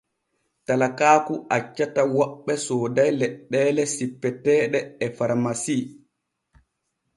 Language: Borgu Fulfulde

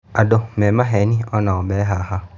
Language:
Kikuyu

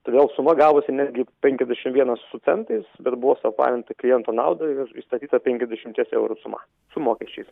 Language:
Lithuanian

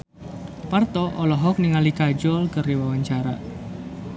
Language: Sundanese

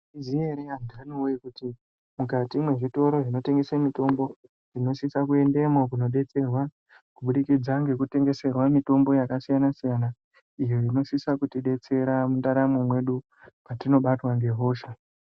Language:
Ndau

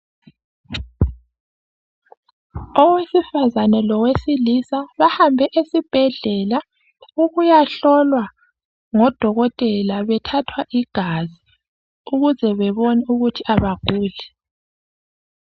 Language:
North Ndebele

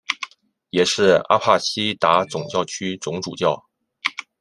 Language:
Chinese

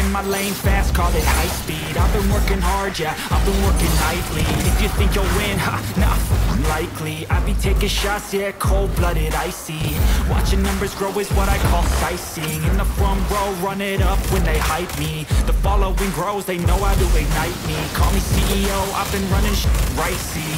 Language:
French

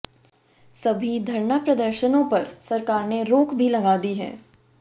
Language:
Hindi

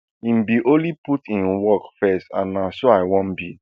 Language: Nigerian Pidgin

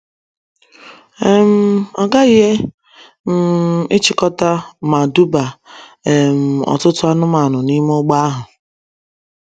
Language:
Igbo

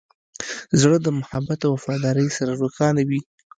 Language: Pashto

